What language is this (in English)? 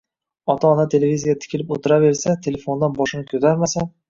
Uzbek